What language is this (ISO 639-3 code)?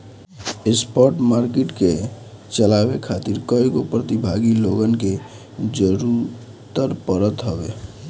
bho